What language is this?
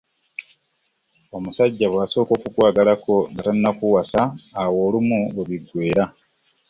Ganda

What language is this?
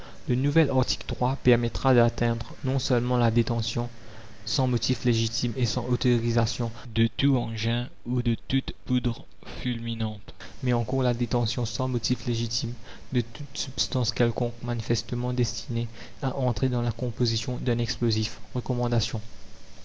French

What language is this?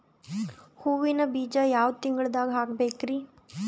Kannada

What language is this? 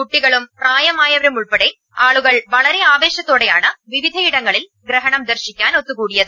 Malayalam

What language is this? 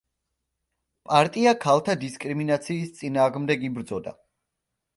Georgian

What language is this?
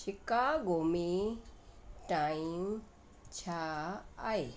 Sindhi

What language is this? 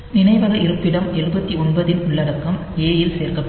Tamil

